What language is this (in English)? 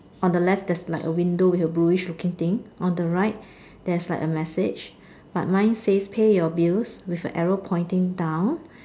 English